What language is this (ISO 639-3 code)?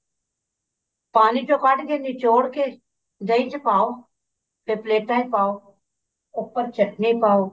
pan